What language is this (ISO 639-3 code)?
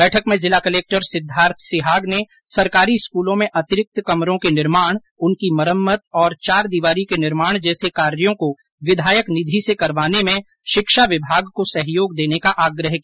hin